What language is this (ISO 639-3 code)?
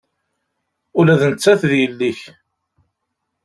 kab